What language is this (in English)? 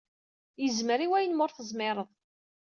Kabyle